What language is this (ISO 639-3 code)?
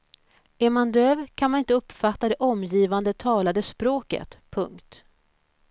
swe